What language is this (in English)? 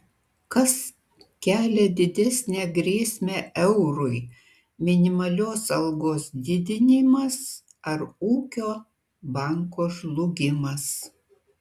Lithuanian